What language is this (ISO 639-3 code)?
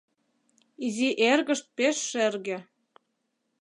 chm